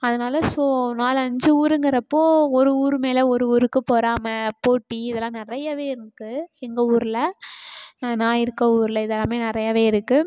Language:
Tamil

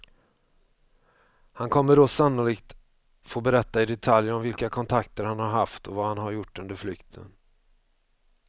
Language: Swedish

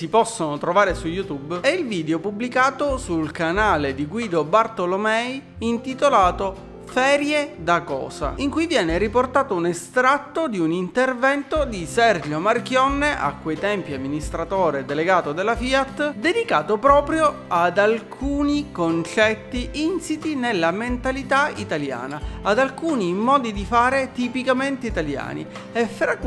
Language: Italian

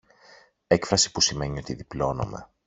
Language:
Greek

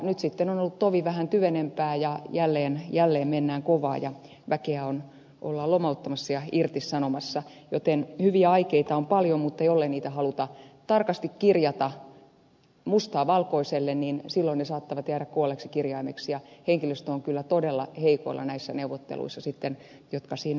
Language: Finnish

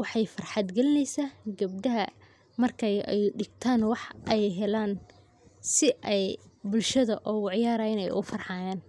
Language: Somali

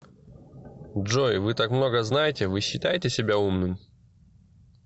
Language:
Russian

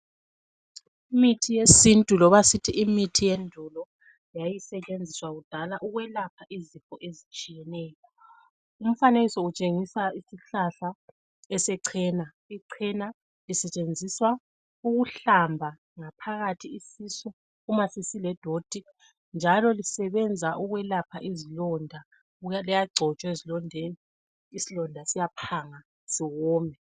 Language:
North Ndebele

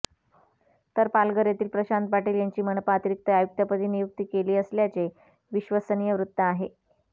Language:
Marathi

